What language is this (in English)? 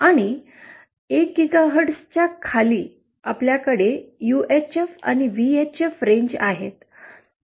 Marathi